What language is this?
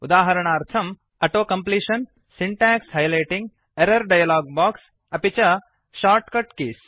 Sanskrit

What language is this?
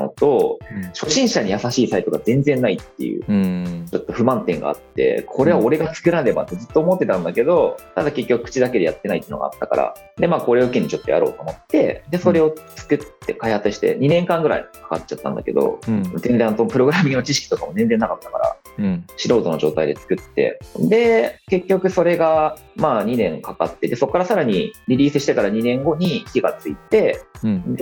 Japanese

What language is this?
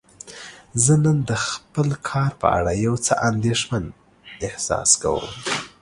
Pashto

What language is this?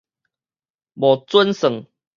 Min Nan Chinese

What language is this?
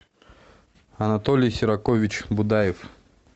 Russian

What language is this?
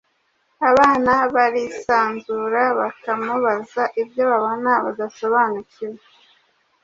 Kinyarwanda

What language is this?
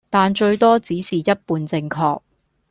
Cantonese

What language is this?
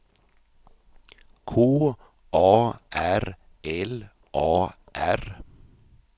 Swedish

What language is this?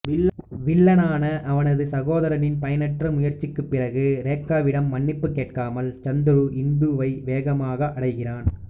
Tamil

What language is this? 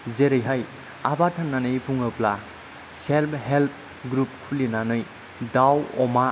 Bodo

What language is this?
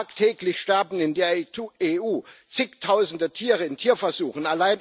German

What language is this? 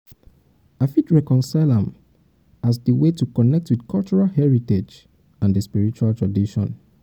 Nigerian Pidgin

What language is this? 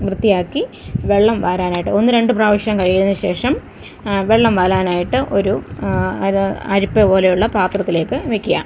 Malayalam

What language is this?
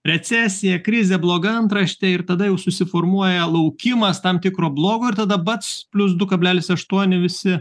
Lithuanian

